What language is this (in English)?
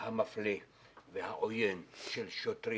Hebrew